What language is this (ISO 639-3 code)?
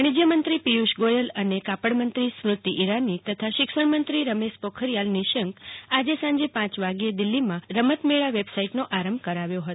guj